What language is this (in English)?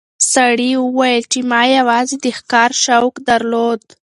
Pashto